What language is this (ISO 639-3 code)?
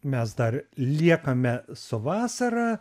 lit